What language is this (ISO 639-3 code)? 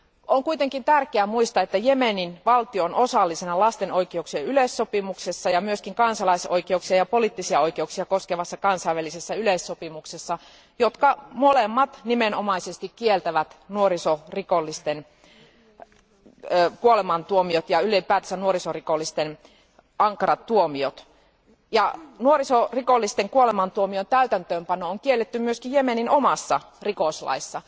fin